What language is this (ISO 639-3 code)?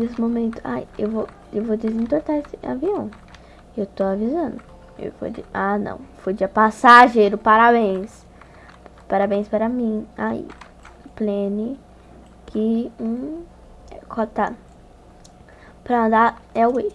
por